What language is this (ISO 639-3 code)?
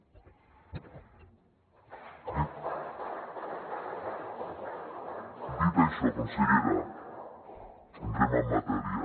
cat